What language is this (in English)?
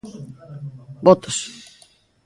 Galician